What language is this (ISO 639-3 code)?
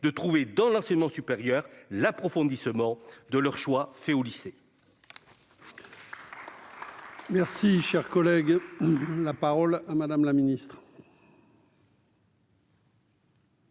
fra